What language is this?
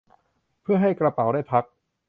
Thai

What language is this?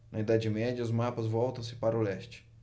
Portuguese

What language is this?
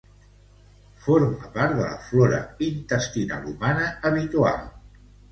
Catalan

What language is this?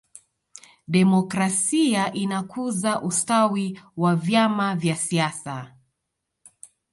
Swahili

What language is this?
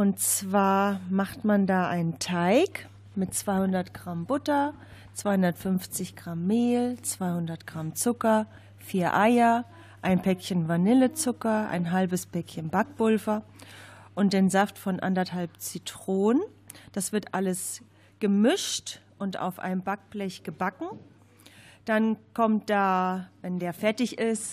German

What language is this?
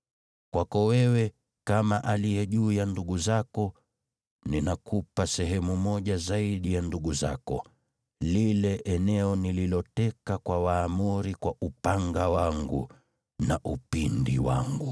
Swahili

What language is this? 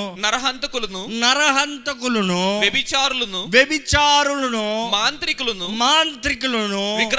Telugu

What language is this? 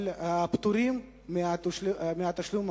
Hebrew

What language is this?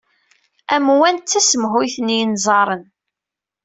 Kabyle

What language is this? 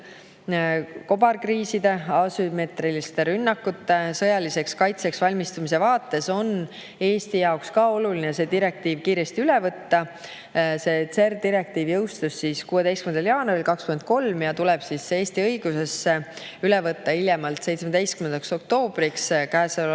Estonian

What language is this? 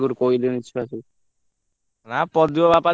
Odia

